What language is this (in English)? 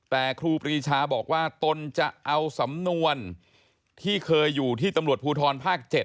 Thai